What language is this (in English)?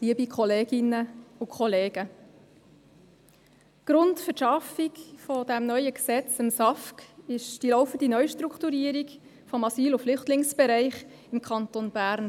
Swiss German